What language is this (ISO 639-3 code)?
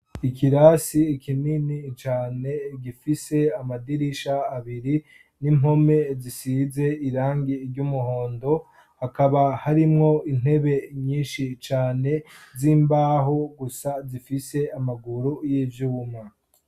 run